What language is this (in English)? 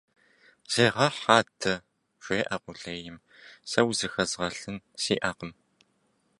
Kabardian